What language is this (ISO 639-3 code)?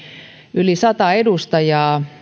fin